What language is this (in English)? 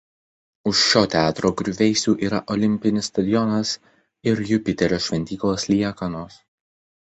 Lithuanian